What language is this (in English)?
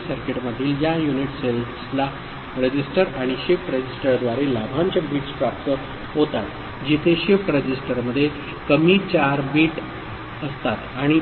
Marathi